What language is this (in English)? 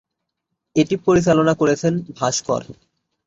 Bangla